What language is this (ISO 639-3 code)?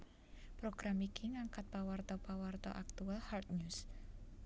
jav